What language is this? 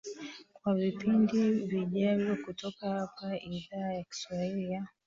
Swahili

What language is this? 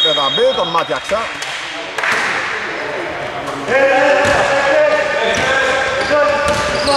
Greek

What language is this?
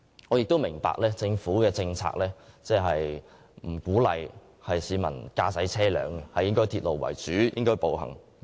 Cantonese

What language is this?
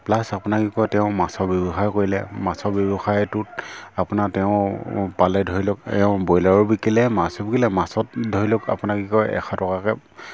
Assamese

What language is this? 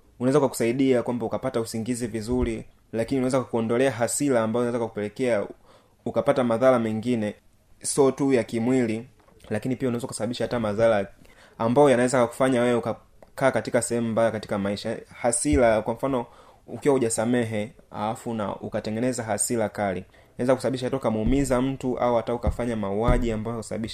Swahili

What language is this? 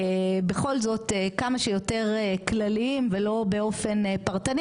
Hebrew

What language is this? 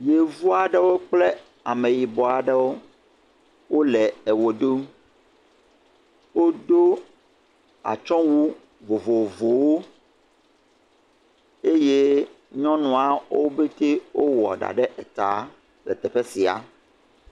Ewe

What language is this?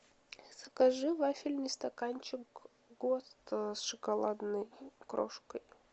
Russian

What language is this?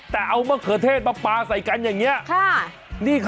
Thai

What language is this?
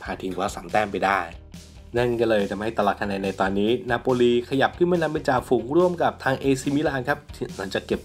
Thai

